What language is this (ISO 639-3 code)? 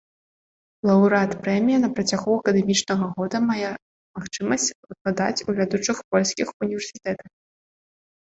bel